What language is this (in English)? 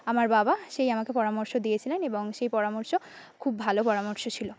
Bangla